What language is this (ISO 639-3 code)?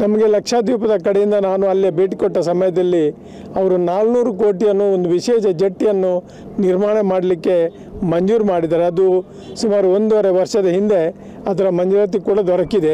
kan